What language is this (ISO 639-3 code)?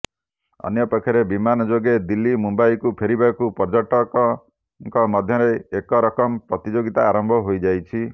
ori